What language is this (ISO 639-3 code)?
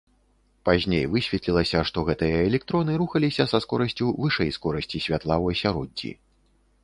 bel